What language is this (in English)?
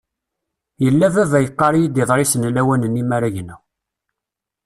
Kabyle